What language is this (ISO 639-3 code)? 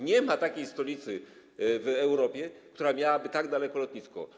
pol